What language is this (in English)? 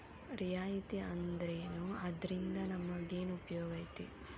Kannada